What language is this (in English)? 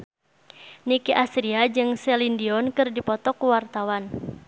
Sundanese